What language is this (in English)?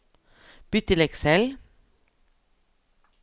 Norwegian